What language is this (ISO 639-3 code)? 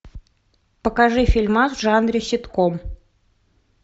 rus